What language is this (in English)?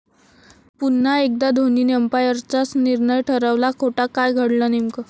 Marathi